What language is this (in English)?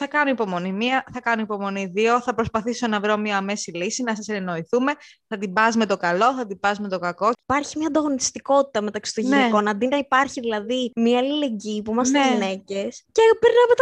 Greek